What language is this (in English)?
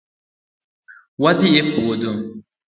Luo (Kenya and Tanzania)